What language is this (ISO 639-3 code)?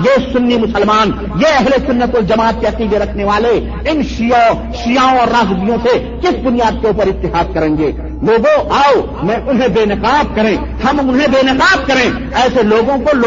urd